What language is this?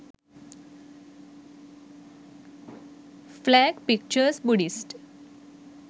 Sinhala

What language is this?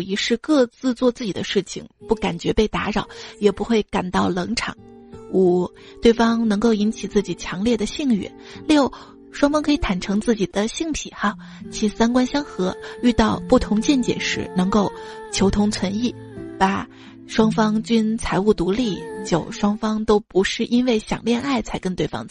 Chinese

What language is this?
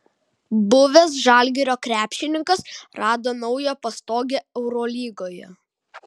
Lithuanian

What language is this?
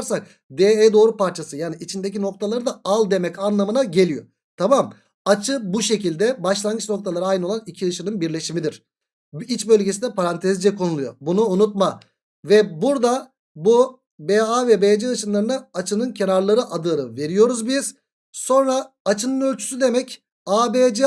Turkish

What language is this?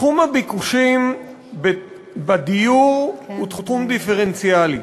Hebrew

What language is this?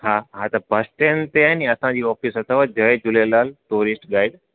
Sindhi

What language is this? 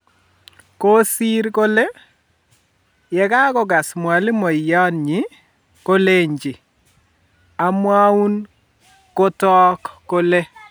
Kalenjin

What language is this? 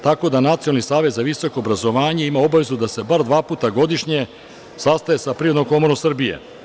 Serbian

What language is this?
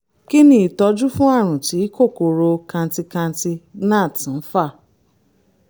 Yoruba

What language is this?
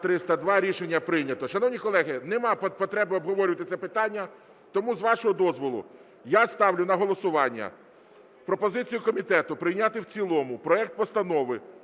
Ukrainian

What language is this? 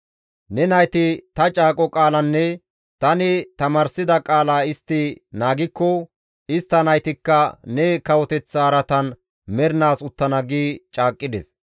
Gamo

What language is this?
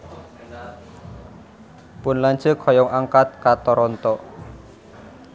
Sundanese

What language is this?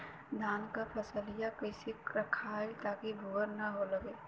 Bhojpuri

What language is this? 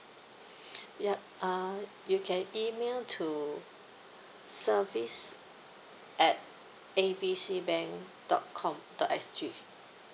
English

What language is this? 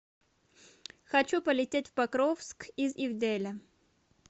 Russian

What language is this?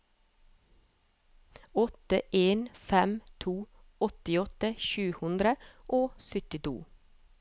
Norwegian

